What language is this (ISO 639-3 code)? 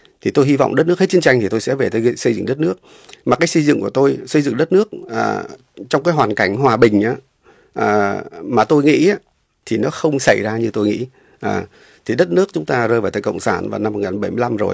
vie